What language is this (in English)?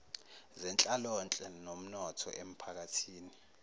Zulu